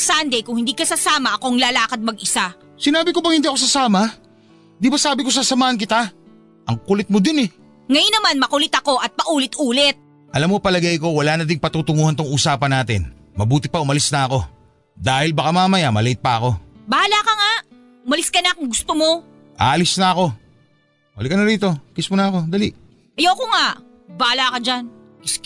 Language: Filipino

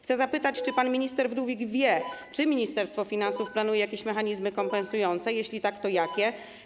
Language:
Polish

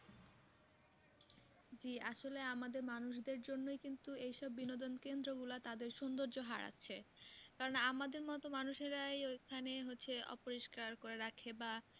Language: Bangla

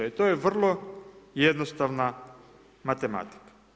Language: Croatian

